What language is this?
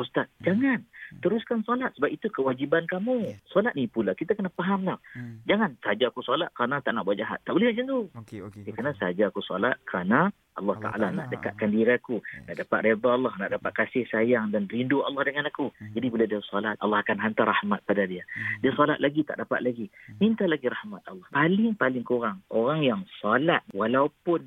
Malay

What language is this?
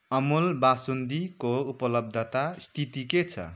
Nepali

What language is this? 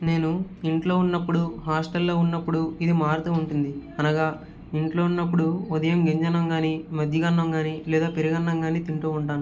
Telugu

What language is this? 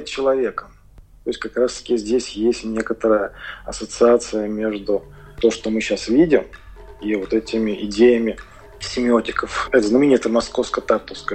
Russian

